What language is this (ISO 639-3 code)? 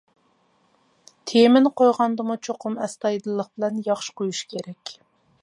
uig